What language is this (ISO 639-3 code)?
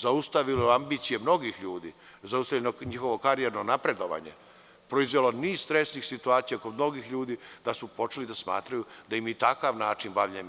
srp